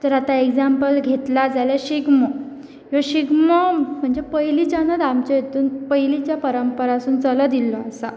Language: Konkani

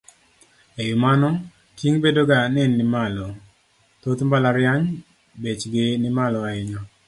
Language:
Luo (Kenya and Tanzania)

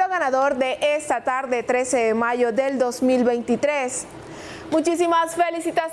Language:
Spanish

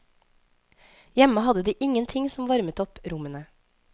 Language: Norwegian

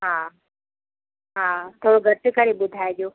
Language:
Sindhi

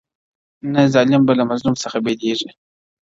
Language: Pashto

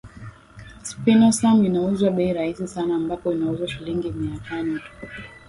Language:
Swahili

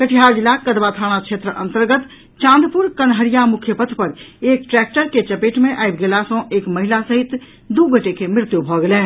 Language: Maithili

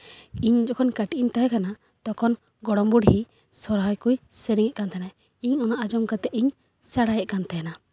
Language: Santali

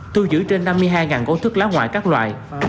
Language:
Vietnamese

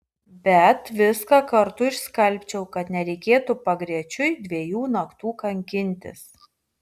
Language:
Lithuanian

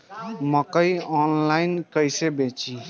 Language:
Bhojpuri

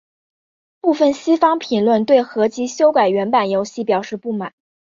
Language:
Chinese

